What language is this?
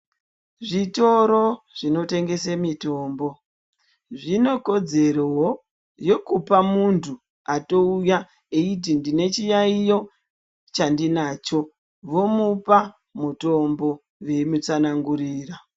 Ndau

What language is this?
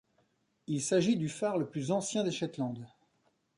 French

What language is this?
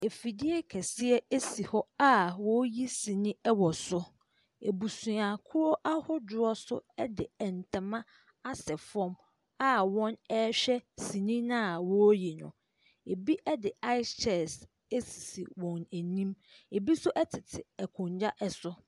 Akan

